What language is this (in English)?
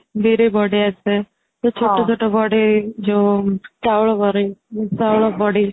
Odia